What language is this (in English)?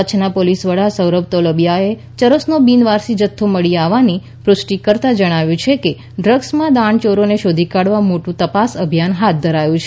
Gujarati